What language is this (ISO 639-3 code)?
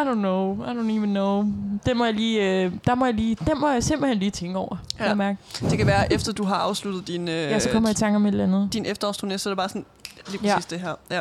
dan